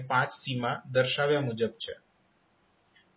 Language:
Gujarati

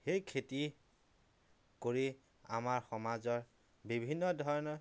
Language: Assamese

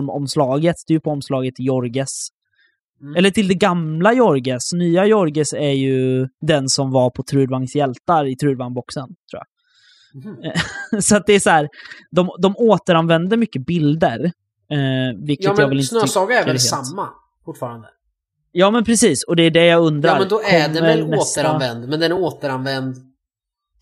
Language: Swedish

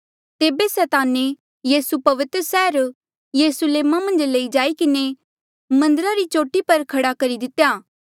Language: Mandeali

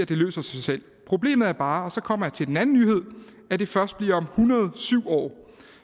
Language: Danish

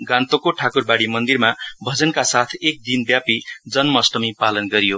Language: Nepali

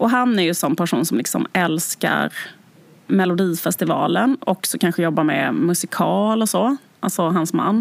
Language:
Swedish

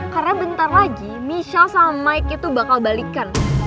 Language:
Indonesian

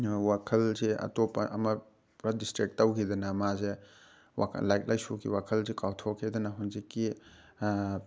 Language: Manipuri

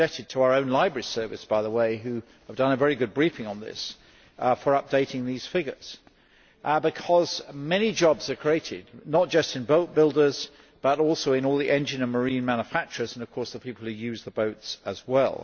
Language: English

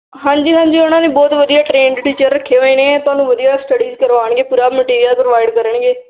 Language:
Punjabi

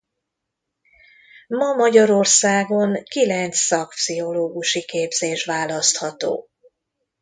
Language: Hungarian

